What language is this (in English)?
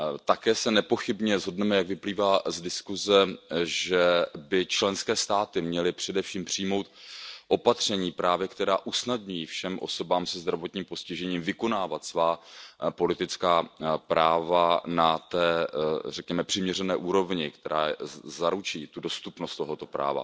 Czech